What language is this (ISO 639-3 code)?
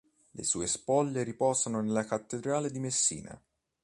ita